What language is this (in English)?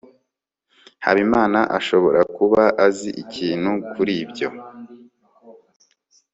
Kinyarwanda